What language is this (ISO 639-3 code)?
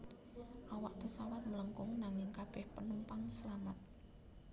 jav